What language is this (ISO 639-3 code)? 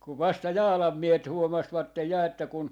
fin